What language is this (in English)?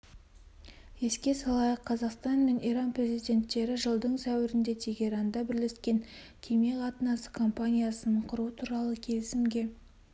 Kazakh